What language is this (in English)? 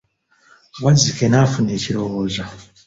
Ganda